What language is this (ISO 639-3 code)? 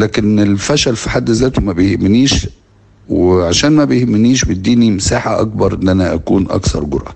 ara